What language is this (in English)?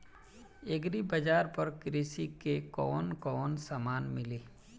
Bhojpuri